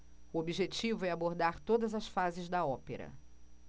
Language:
Portuguese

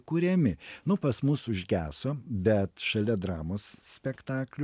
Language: Lithuanian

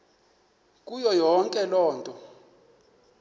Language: Xhosa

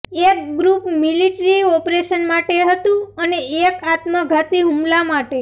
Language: Gujarati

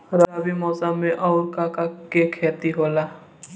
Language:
Bhojpuri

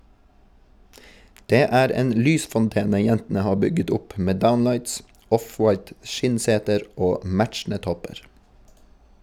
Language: Norwegian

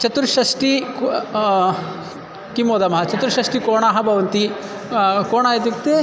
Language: Sanskrit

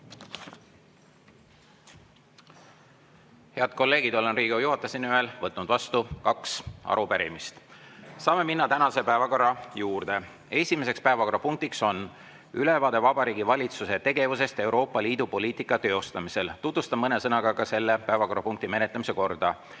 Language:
Estonian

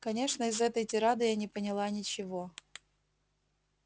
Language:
Russian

